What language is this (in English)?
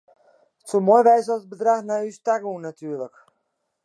Western Frisian